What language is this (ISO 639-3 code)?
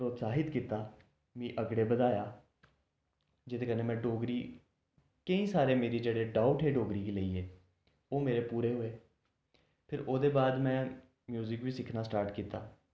doi